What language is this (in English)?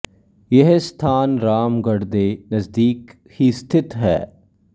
Punjabi